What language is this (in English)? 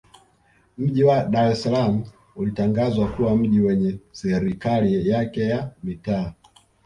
Swahili